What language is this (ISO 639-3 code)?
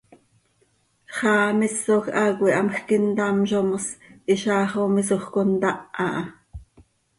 sei